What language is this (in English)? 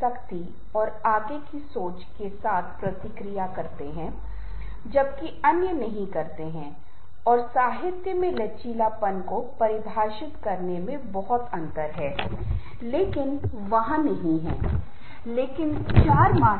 Hindi